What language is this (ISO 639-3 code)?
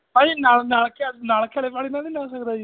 pan